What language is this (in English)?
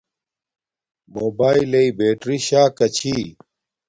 Domaaki